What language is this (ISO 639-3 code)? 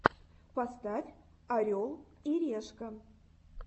rus